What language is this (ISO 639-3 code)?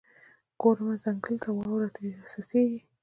pus